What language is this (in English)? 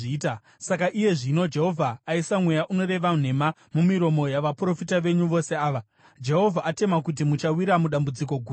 Shona